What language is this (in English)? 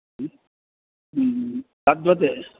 Sanskrit